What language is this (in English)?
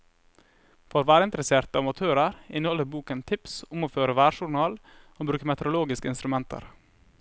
Norwegian